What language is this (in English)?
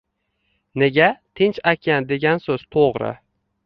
Uzbek